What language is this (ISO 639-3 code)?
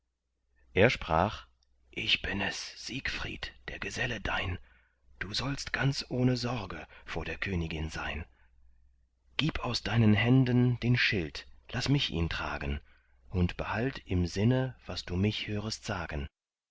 deu